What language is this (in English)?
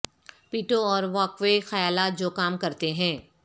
Urdu